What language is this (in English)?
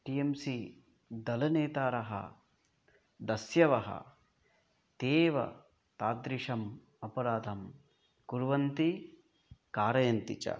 Sanskrit